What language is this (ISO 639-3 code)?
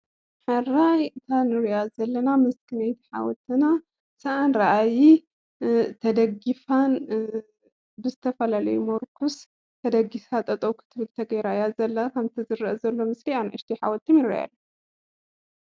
tir